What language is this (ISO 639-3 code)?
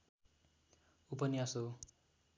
nep